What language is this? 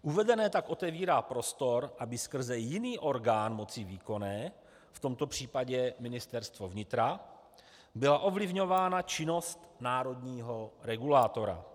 Czech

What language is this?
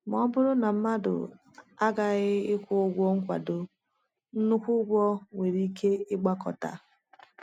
Igbo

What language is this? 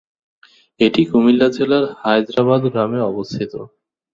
Bangla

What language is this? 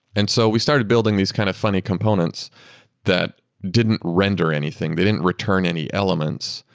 English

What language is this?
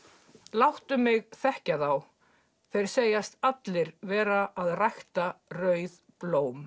Icelandic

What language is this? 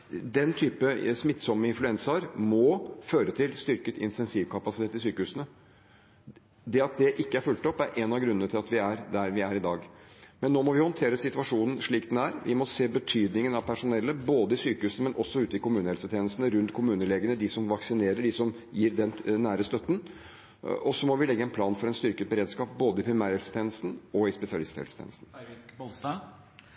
Norwegian Bokmål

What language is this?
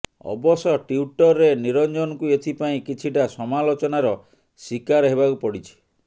Odia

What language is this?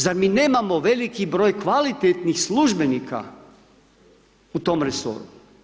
Croatian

